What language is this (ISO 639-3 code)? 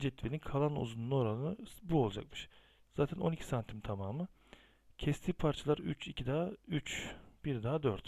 tur